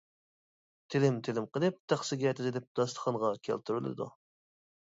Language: Uyghur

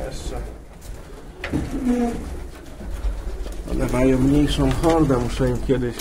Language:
Polish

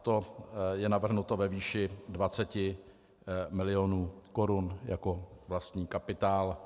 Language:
Czech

